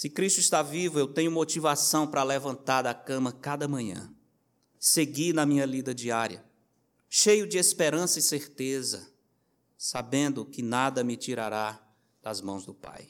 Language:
Portuguese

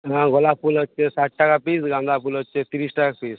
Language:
Bangla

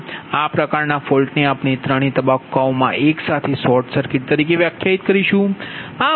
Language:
Gujarati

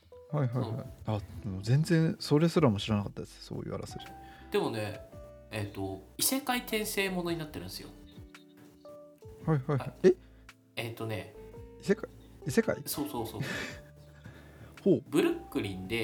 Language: Japanese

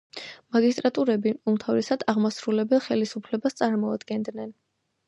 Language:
Georgian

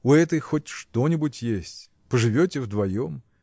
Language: Russian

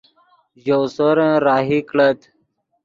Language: Yidgha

